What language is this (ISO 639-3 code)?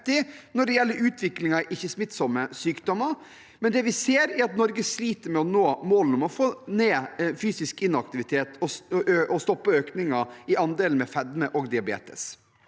nor